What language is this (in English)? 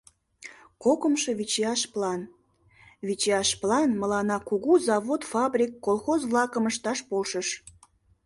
Mari